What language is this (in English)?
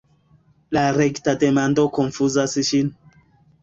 Esperanto